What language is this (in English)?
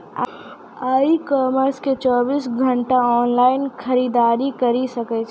Maithili